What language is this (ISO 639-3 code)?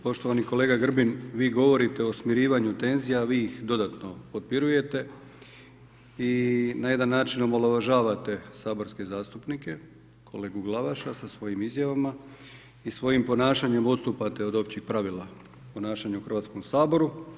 hrv